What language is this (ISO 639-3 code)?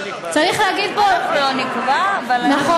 heb